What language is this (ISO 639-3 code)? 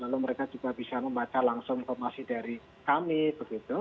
ind